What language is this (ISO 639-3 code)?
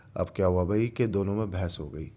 urd